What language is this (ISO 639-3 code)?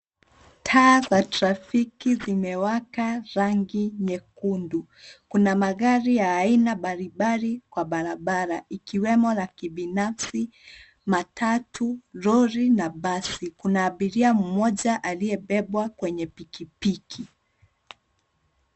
swa